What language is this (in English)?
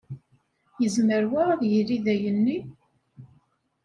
Kabyle